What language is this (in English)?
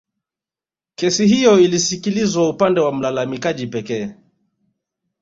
Swahili